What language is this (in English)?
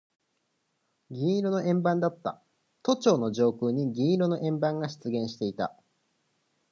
Japanese